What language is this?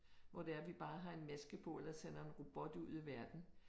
Danish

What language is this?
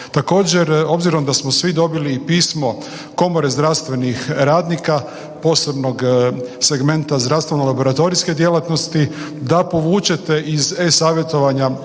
Croatian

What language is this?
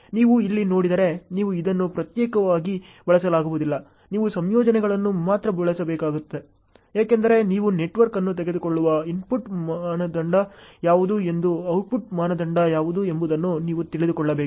Kannada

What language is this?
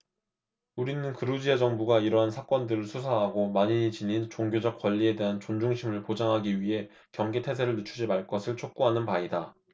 Korean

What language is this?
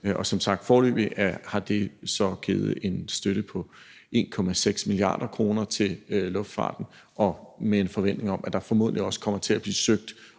Danish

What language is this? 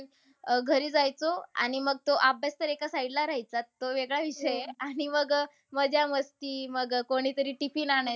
Marathi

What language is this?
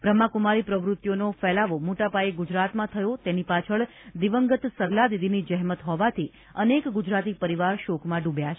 Gujarati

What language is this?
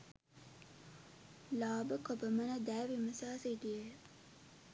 Sinhala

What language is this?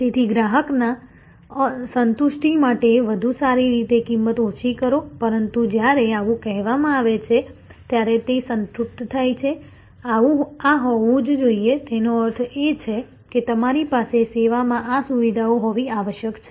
Gujarati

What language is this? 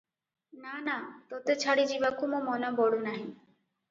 Odia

